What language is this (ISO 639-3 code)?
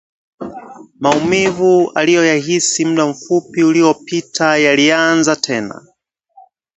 swa